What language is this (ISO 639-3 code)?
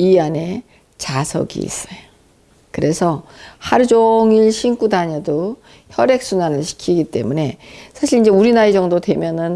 kor